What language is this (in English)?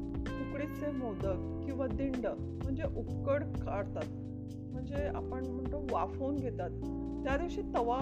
Marathi